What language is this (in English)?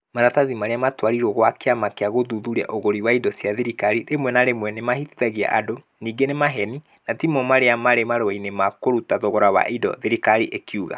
Kikuyu